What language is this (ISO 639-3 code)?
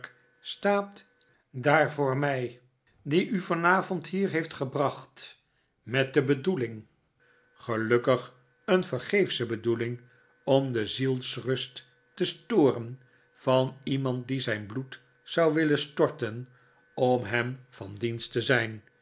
nld